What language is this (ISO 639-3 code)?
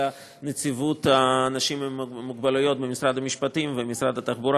heb